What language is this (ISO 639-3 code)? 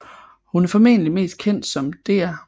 dan